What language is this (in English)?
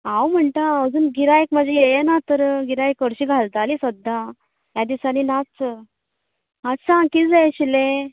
Konkani